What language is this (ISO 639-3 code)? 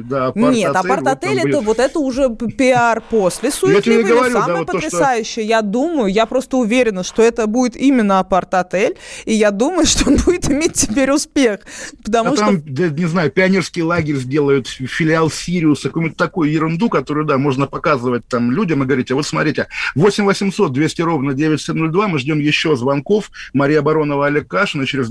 rus